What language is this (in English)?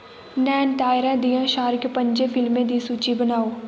Dogri